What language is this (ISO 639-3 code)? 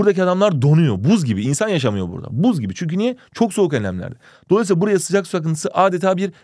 tur